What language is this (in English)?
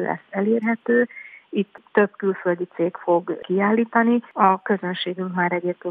Hungarian